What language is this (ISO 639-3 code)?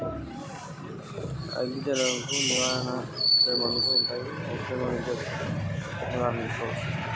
tel